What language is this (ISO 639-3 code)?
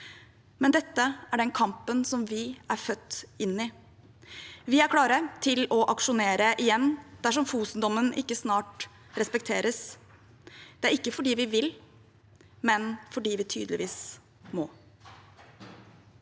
nor